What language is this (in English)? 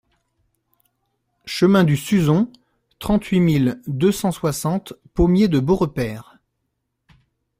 French